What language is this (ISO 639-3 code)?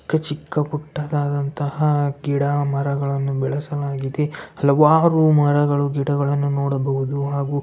kan